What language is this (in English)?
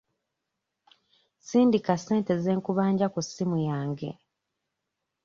Ganda